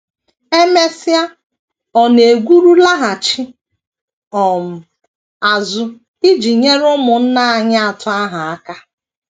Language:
Igbo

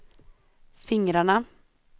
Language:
Swedish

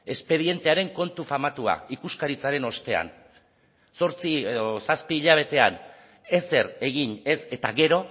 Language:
Basque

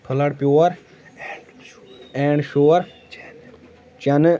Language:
Kashmiri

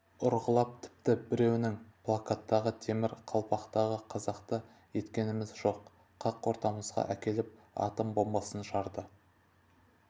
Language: Kazakh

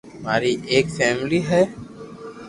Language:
Loarki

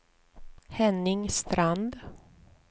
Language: Swedish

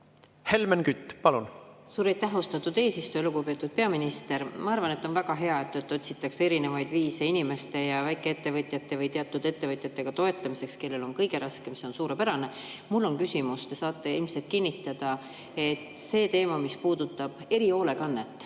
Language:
Estonian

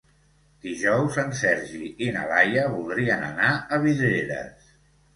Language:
Catalan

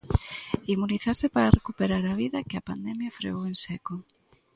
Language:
Galician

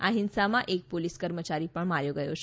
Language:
Gujarati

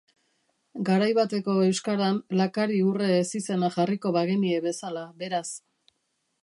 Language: Basque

